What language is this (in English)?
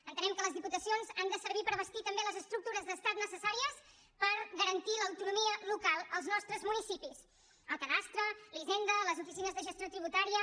Catalan